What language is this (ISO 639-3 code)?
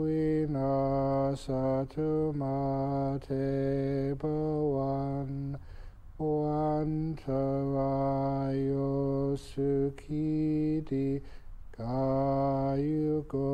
ukr